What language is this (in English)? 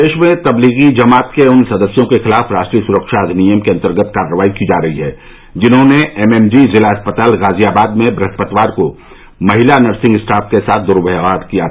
Hindi